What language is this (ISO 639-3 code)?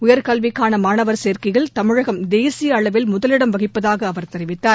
tam